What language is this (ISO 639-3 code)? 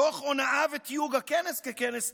heb